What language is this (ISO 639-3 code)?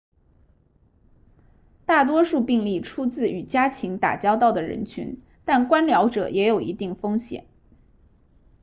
zho